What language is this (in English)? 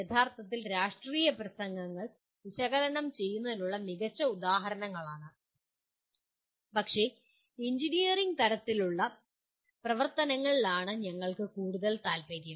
Malayalam